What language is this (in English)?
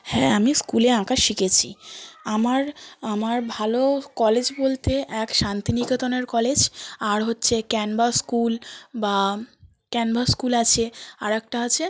Bangla